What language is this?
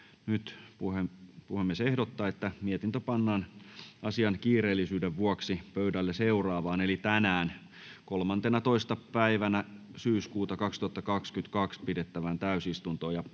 Finnish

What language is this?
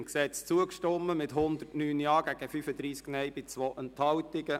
Swiss German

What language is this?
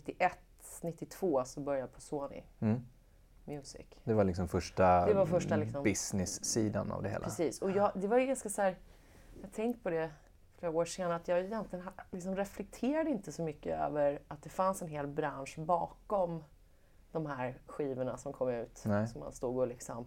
Swedish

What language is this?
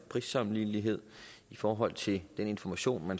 Danish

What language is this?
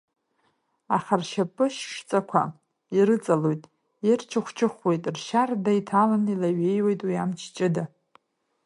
Abkhazian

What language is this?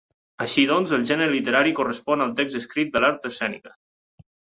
Catalan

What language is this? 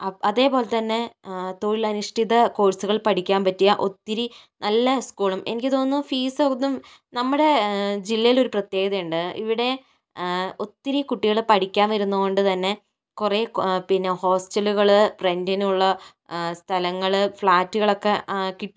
Malayalam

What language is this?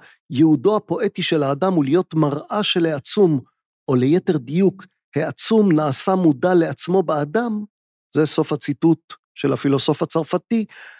Hebrew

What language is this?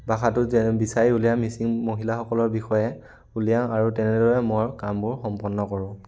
Assamese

